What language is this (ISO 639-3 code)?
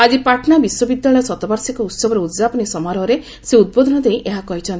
ori